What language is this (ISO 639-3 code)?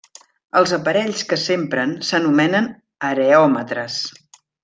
cat